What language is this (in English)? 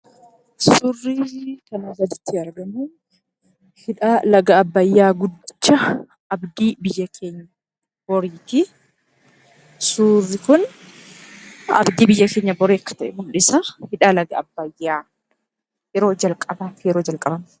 Oromo